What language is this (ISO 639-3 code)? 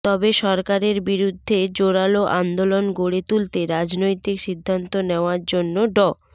ben